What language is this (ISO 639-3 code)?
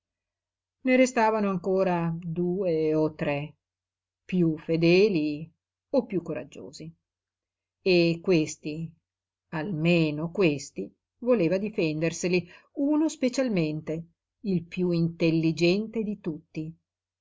ita